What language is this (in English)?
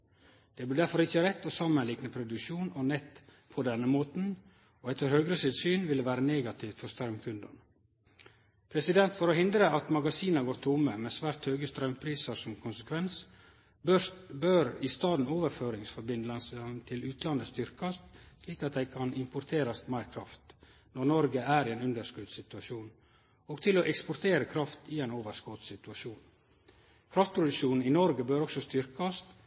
Norwegian Nynorsk